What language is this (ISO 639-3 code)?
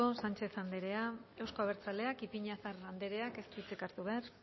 eus